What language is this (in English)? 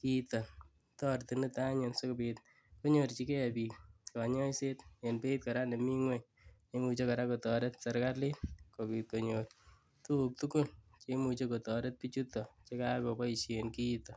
Kalenjin